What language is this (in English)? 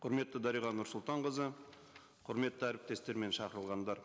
Kazakh